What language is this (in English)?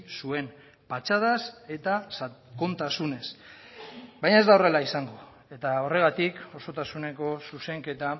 Basque